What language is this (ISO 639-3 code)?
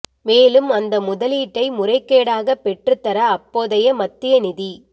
tam